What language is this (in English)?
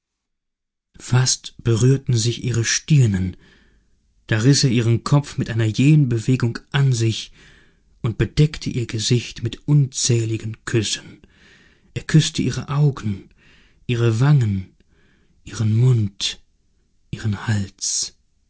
German